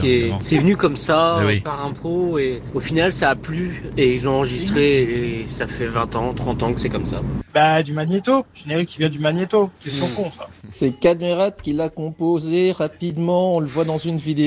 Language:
French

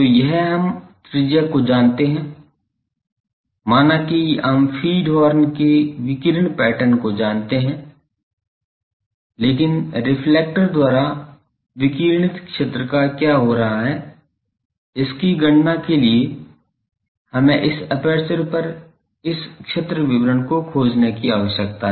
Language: Hindi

